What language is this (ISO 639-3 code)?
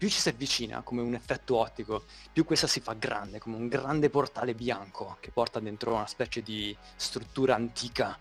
ita